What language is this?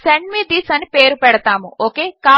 Telugu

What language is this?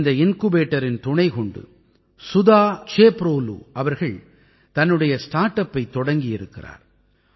Tamil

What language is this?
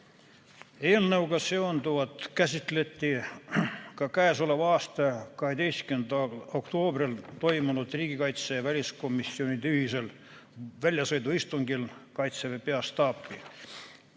Estonian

